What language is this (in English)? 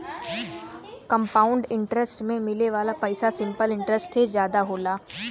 Bhojpuri